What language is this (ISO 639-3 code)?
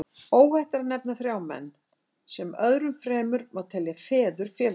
isl